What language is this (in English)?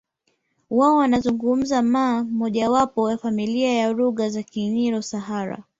Swahili